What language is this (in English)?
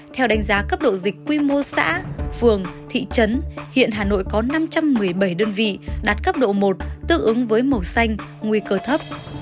Vietnamese